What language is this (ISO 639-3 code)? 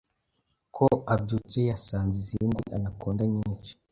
kin